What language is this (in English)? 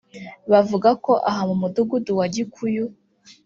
Kinyarwanda